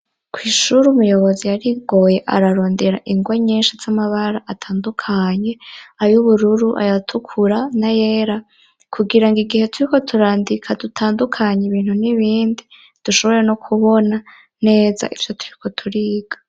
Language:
Rundi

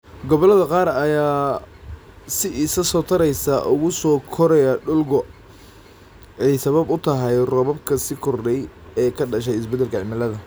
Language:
Somali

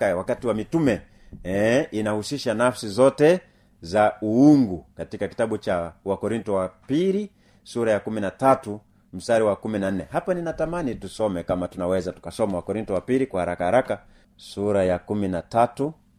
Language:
Swahili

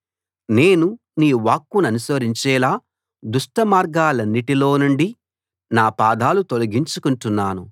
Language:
Telugu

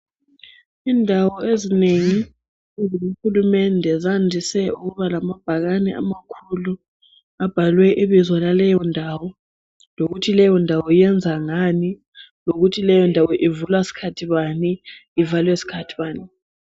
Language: North Ndebele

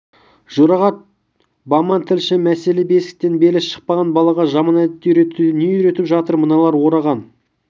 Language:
Kazakh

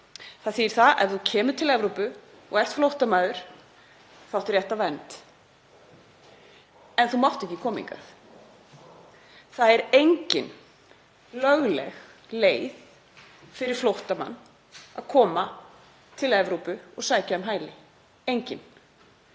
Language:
Icelandic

